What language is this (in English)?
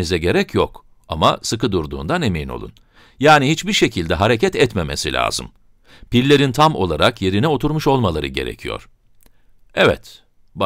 Turkish